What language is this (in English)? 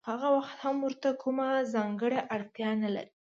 Pashto